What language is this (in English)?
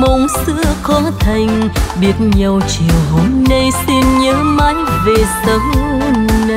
Vietnamese